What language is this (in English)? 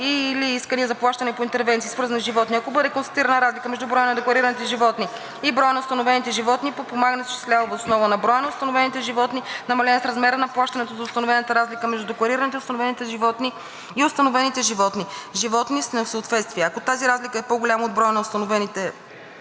Bulgarian